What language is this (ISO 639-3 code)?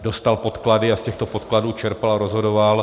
ces